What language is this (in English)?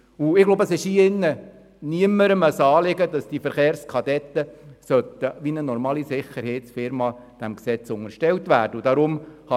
Swiss German